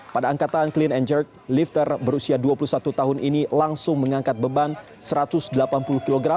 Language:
Indonesian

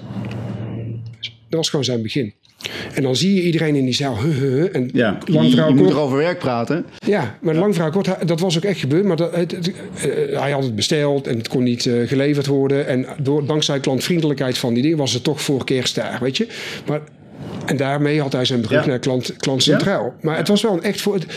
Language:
Dutch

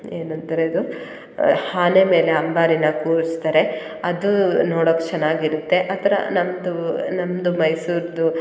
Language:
Kannada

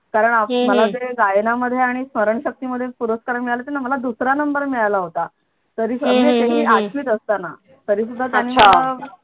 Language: Marathi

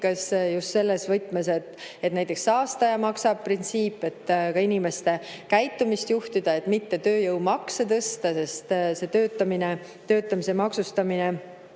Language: Estonian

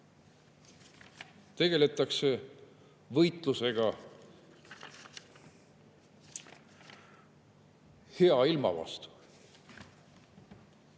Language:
Estonian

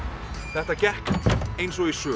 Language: Icelandic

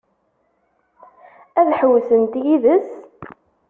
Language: Kabyle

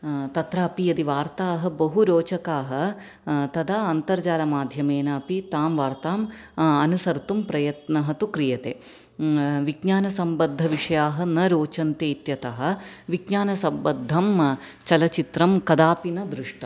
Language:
Sanskrit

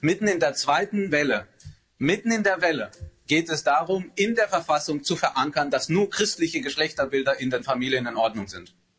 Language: German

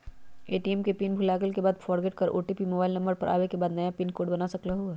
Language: Magahi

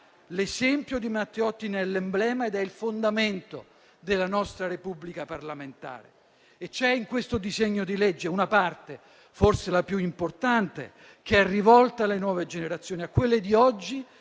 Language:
Italian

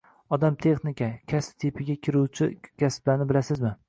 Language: Uzbek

